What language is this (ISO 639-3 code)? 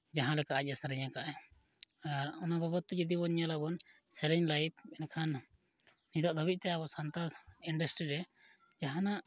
sat